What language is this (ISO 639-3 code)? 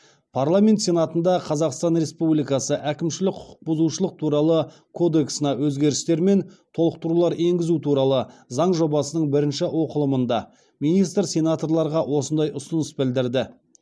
kaz